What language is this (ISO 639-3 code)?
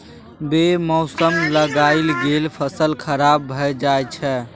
mai